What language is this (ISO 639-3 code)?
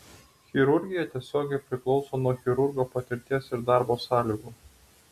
lit